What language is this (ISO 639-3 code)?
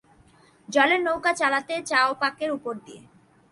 ben